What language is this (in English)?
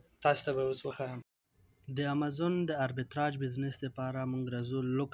Romanian